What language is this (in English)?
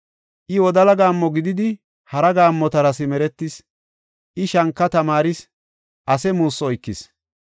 Gofa